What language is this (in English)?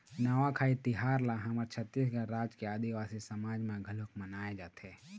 Chhattisgarhi